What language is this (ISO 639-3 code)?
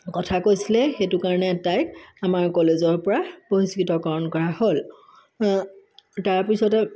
asm